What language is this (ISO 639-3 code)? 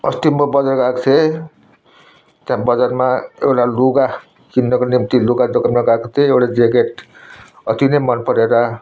nep